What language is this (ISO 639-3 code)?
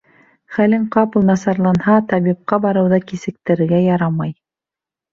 bak